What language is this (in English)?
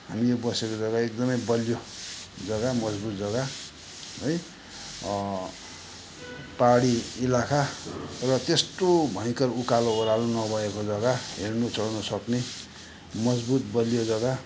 Nepali